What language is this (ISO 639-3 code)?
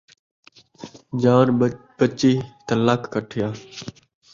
skr